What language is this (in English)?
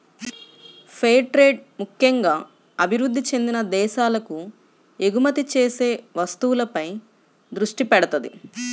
Telugu